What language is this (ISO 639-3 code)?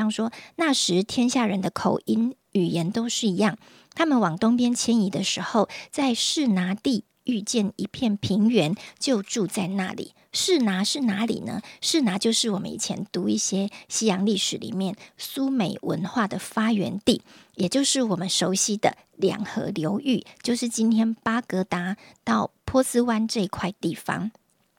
zho